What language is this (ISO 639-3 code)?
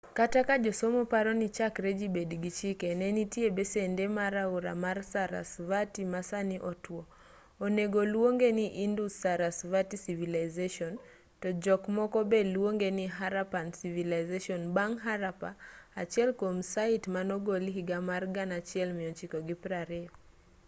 luo